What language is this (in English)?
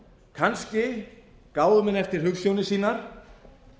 Icelandic